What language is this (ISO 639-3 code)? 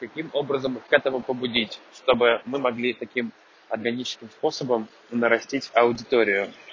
rus